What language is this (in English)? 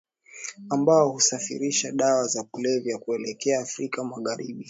Swahili